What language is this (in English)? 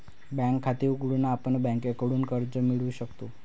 Marathi